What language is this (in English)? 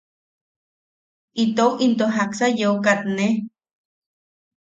Yaqui